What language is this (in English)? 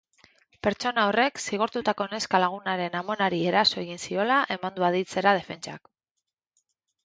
Basque